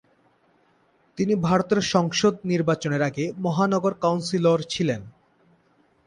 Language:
Bangla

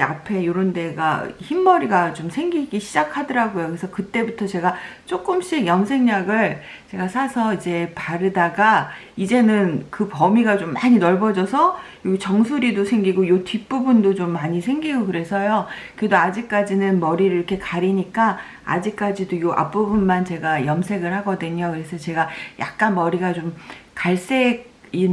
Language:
Korean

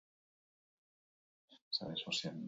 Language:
Basque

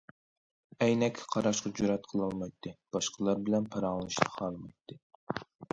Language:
Uyghur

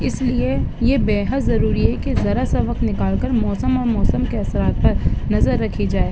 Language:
Urdu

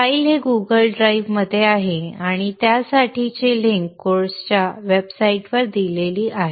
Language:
Marathi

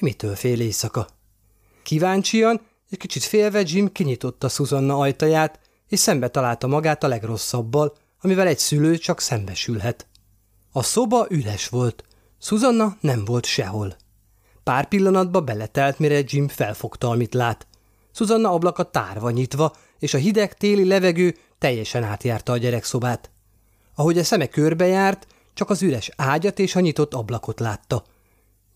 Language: Hungarian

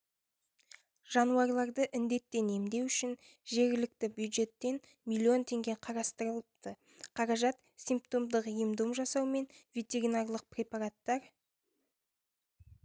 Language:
Kazakh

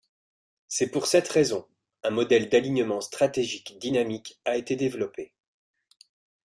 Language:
French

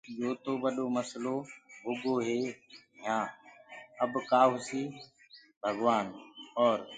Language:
Gurgula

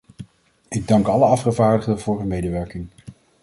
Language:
Dutch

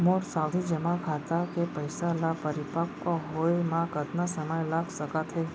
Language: Chhattisgarhi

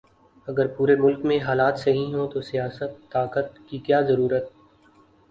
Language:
Urdu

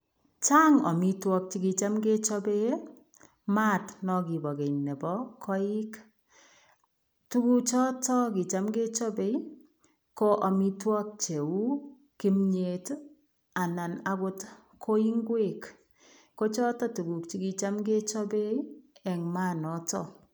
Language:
Kalenjin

